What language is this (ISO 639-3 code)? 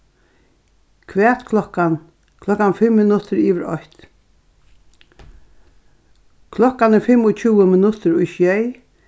fao